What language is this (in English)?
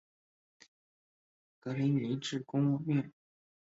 Chinese